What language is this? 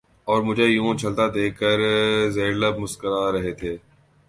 Urdu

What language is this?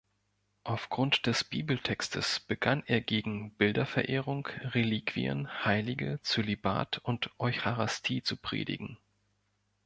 German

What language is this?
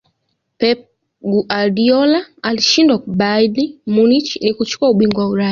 Swahili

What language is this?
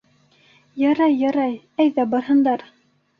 Bashkir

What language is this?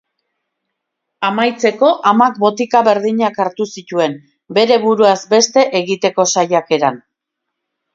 Basque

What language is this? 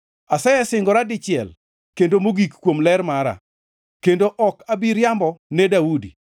Luo (Kenya and Tanzania)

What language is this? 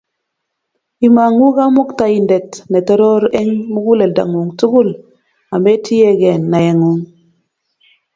Kalenjin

